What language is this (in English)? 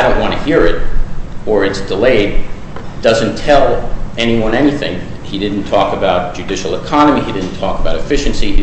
English